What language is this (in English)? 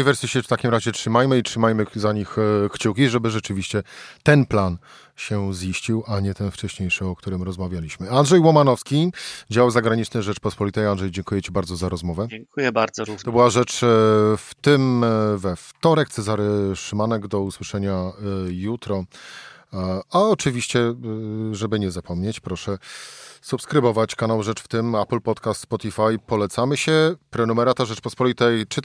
Polish